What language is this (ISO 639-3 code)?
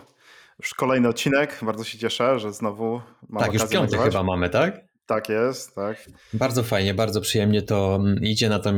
pol